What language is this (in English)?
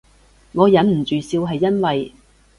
Cantonese